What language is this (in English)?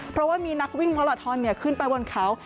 Thai